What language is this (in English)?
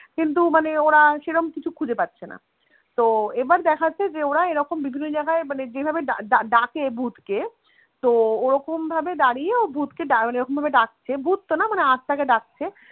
Bangla